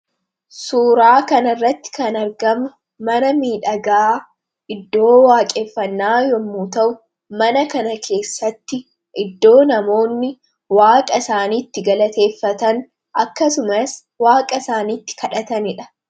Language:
Oromo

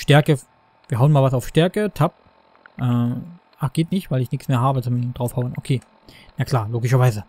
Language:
German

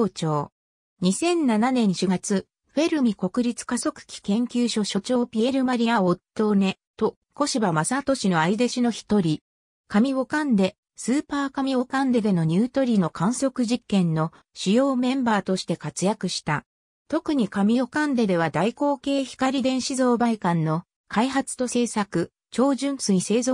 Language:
Japanese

